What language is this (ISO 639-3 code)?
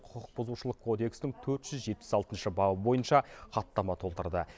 kaz